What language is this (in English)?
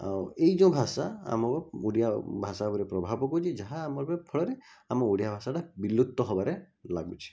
Odia